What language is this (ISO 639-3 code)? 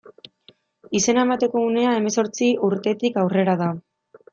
eus